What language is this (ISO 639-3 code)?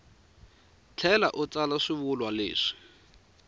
tso